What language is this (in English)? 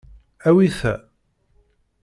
Kabyle